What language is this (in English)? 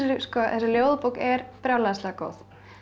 Icelandic